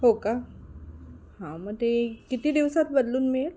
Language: Marathi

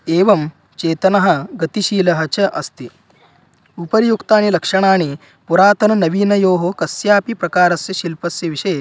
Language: Sanskrit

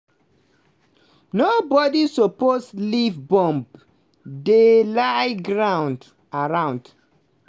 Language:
Nigerian Pidgin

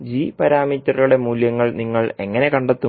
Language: Malayalam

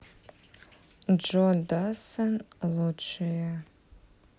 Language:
Russian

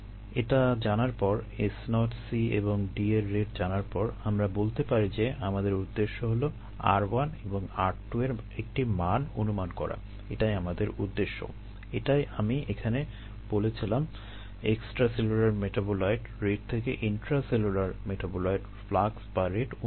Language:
Bangla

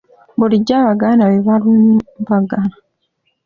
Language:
Ganda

